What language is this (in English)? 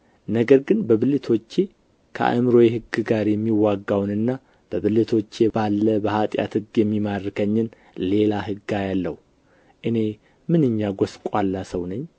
Amharic